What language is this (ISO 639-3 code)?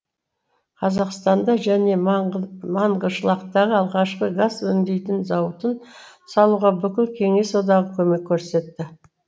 kaz